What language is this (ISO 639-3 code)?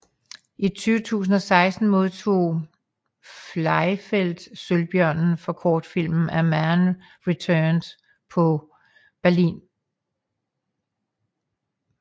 dan